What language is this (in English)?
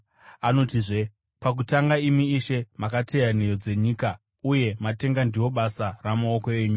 Shona